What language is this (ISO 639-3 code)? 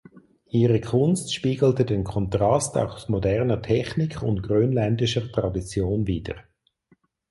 deu